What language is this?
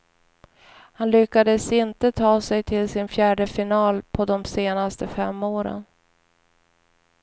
Swedish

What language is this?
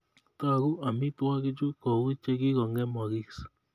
Kalenjin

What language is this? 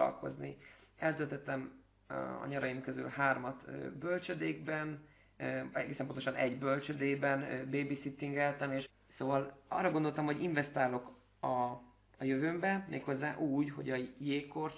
Hungarian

